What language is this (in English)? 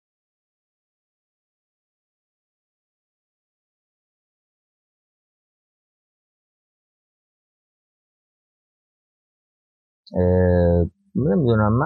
Persian